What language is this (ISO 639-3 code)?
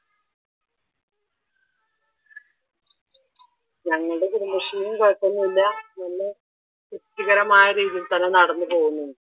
mal